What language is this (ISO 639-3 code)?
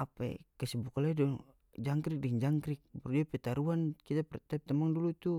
max